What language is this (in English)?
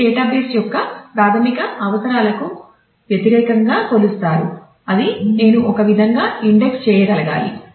Telugu